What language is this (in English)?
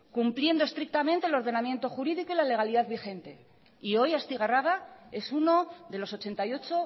Spanish